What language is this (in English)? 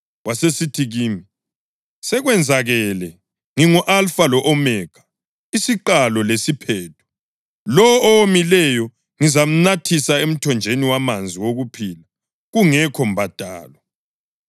North Ndebele